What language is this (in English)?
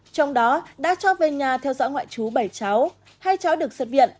Vietnamese